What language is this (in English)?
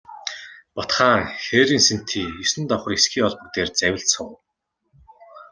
Mongolian